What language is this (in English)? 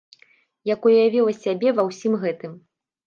Belarusian